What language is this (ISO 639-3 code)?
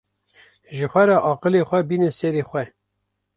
kur